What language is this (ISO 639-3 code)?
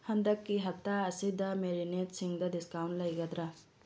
mni